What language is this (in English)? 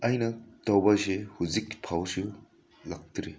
Manipuri